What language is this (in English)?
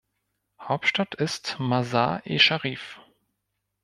German